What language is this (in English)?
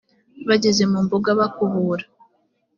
Kinyarwanda